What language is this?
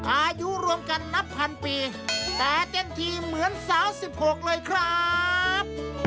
Thai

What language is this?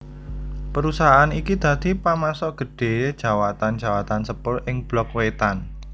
Javanese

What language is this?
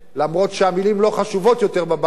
Hebrew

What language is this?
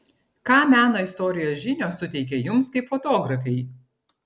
Lithuanian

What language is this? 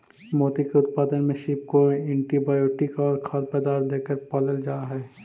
Magahi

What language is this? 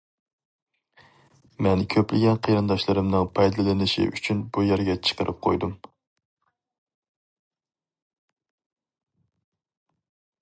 Uyghur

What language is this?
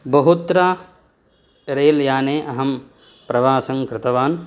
Sanskrit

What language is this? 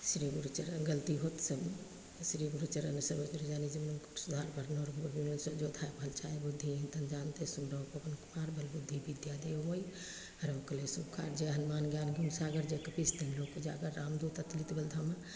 Maithili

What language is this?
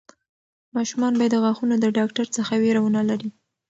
Pashto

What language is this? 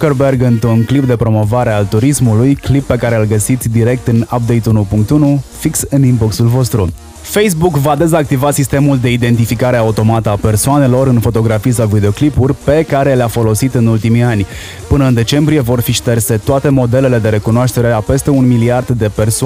Romanian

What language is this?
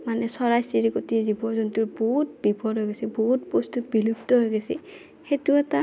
Assamese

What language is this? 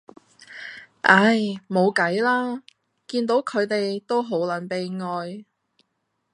Cantonese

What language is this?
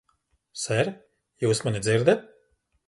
Latvian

